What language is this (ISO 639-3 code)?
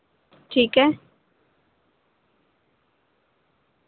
urd